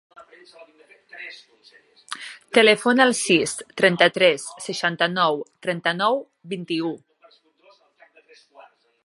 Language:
Catalan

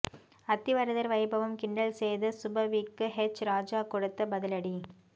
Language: Tamil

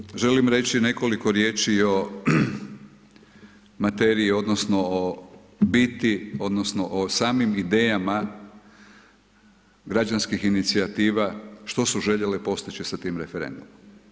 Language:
Croatian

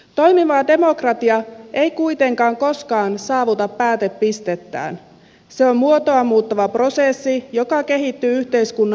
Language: Finnish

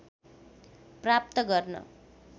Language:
Nepali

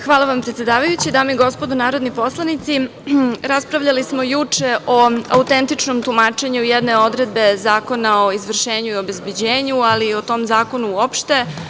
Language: Serbian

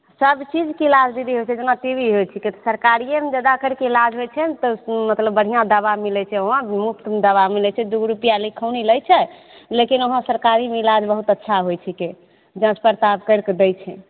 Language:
Maithili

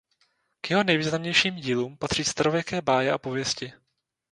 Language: Czech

